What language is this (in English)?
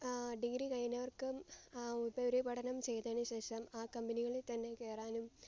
Malayalam